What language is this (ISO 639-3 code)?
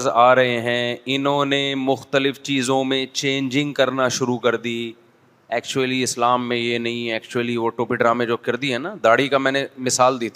urd